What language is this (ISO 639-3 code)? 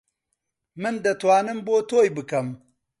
ckb